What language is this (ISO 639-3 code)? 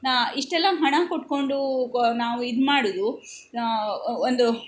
kan